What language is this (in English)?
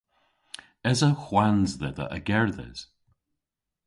Cornish